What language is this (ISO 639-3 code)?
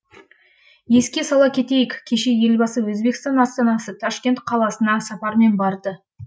kaz